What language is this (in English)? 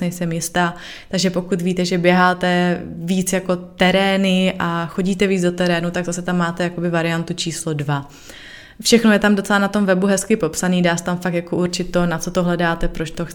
Czech